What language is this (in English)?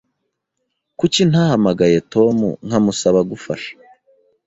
Kinyarwanda